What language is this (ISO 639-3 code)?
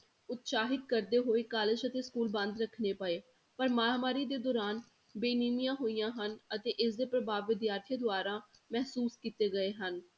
pan